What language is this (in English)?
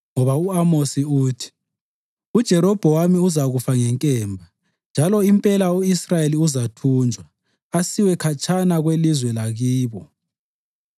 North Ndebele